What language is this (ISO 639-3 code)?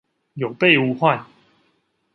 zho